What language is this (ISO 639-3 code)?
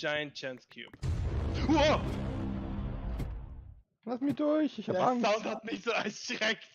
deu